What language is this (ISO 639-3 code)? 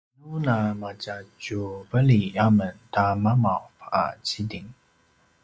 pwn